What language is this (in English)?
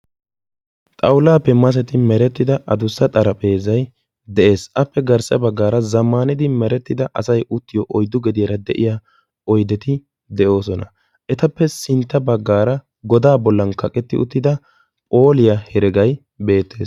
Wolaytta